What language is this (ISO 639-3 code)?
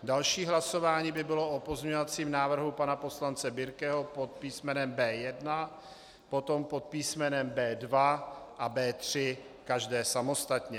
ces